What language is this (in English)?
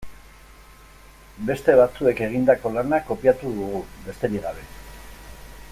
Basque